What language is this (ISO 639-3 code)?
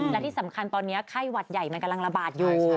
tha